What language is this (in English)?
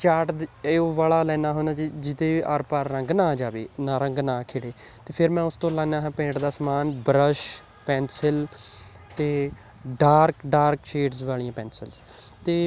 Punjabi